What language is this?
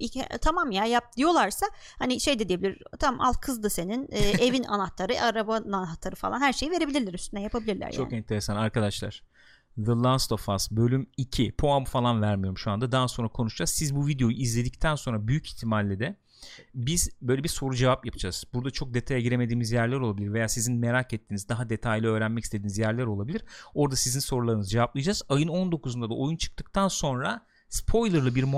Turkish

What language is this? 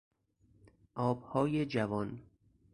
Persian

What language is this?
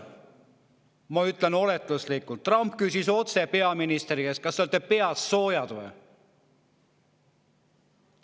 Estonian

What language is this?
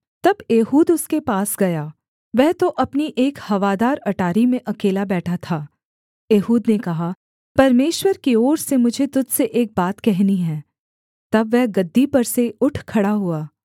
Hindi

